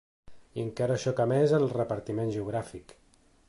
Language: Catalan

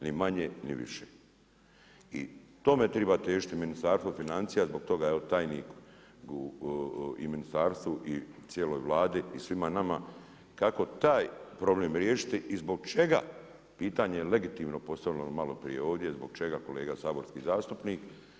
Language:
Croatian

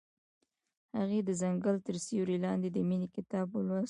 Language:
Pashto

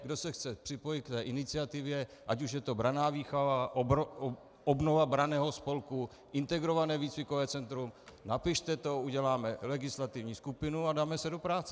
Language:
Czech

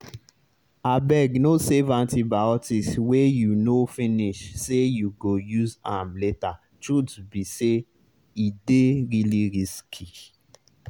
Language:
Nigerian Pidgin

